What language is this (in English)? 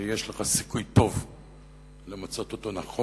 Hebrew